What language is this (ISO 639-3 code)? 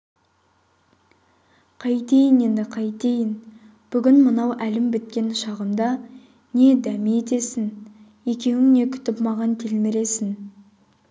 kaz